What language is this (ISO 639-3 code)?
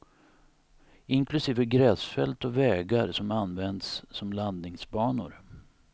swe